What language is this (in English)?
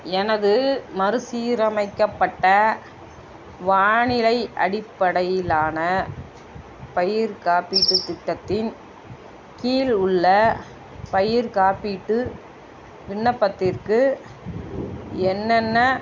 Tamil